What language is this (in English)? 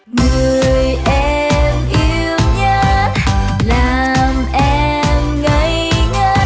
Vietnamese